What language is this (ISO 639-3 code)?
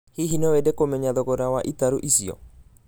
kik